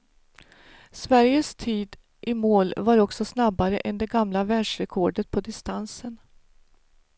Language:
Swedish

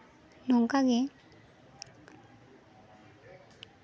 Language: Santali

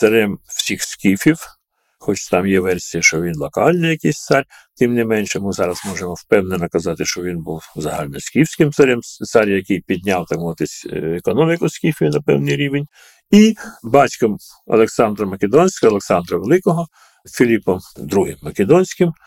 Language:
Ukrainian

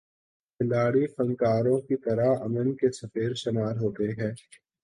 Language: Urdu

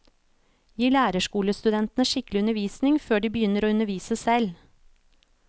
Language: Norwegian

